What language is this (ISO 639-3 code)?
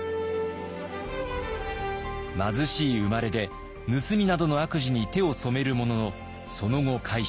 jpn